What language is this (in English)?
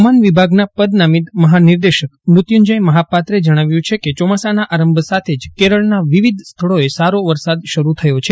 Gujarati